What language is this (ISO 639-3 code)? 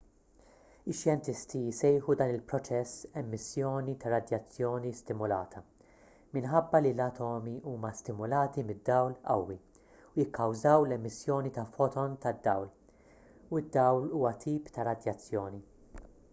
mlt